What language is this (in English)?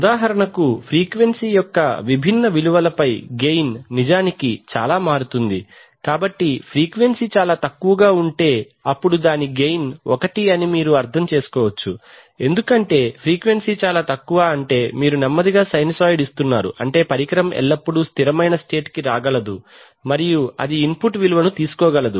Telugu